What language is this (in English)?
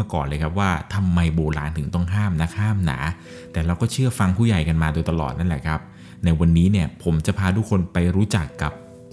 Thai